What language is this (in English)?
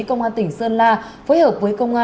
Vietnamese